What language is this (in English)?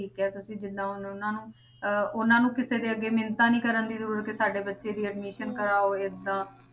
Punjabi